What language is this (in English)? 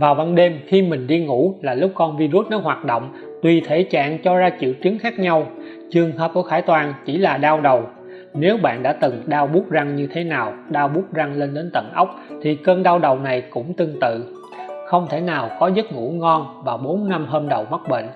Vietnamese